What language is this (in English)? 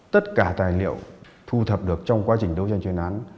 Vietnamese